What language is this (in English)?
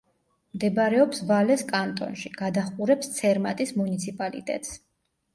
Georgian